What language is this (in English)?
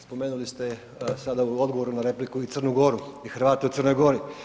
Croatian